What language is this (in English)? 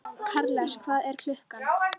Icelandic